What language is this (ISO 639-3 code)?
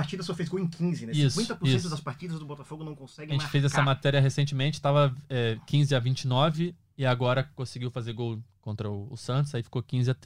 por